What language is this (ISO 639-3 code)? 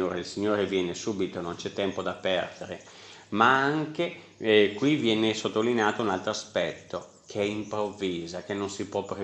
ita